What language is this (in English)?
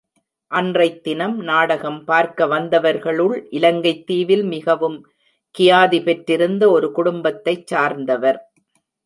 Tamil